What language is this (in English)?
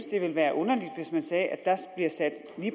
Danish